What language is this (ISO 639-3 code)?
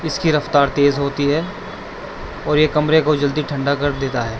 urd